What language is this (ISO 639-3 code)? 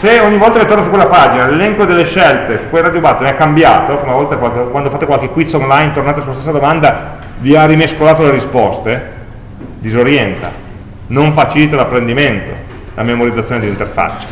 ita